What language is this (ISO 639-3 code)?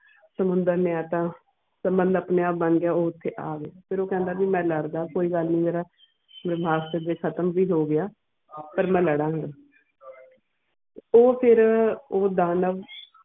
pan